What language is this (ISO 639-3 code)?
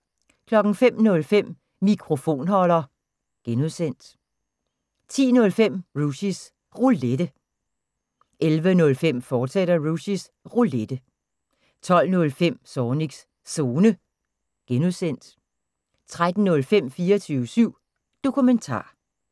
dan